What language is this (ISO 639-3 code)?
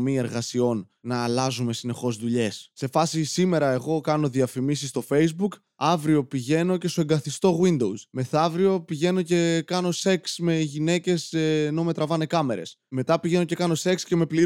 ell